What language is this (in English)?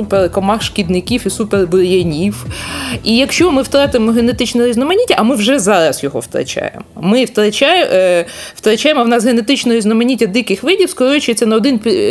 Ukrainian